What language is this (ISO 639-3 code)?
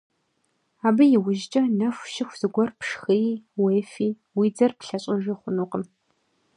kbd